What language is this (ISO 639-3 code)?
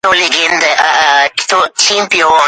uzb